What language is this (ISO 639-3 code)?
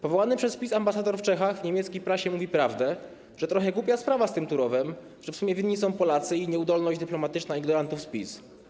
pol